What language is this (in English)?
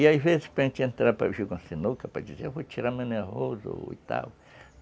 Portuguese